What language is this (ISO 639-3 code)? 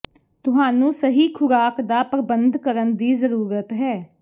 pan